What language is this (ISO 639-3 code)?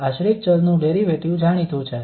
guj